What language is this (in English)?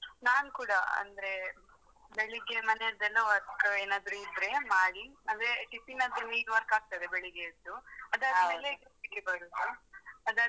Kannada